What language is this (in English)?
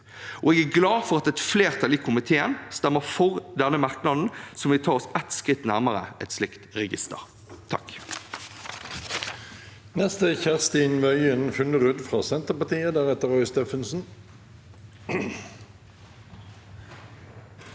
Norwegian